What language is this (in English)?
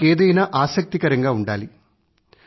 Telugu